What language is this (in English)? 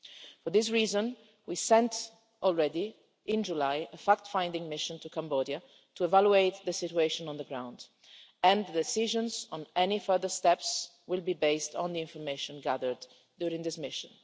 English